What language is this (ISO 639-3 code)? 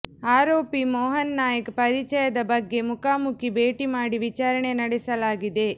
kan